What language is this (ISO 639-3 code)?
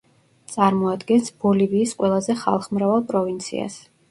kat